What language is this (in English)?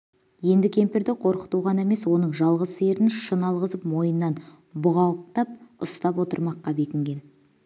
Kazakh